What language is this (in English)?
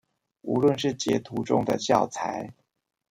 Chinese